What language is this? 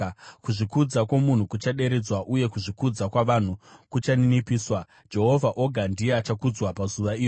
Shona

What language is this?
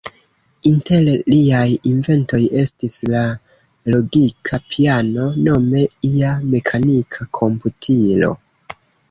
Esperanto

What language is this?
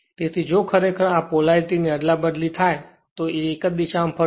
Gujarati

